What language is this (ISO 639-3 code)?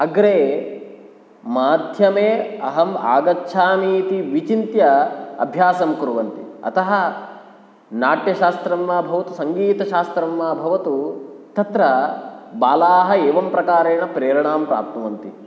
san